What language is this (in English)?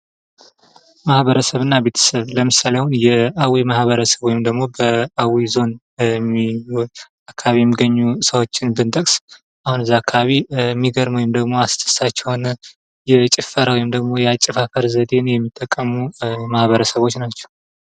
Amharic